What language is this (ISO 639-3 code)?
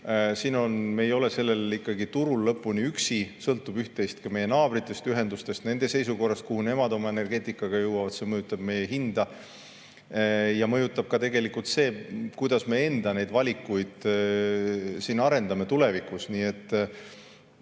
est